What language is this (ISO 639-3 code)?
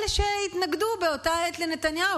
heb